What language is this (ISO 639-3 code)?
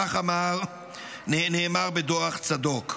heb